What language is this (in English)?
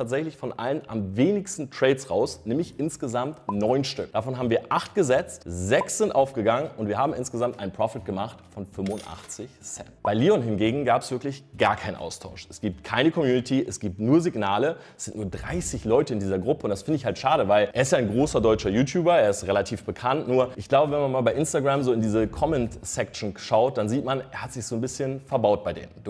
German